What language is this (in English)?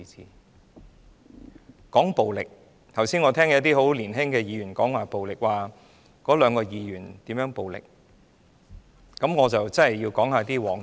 Cantonese